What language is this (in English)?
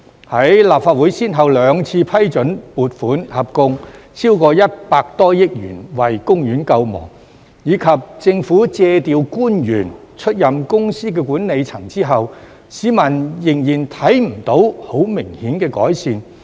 Cantonese